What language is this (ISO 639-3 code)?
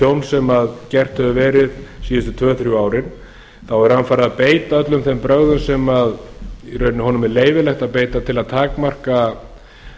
isl